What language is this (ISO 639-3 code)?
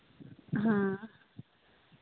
sat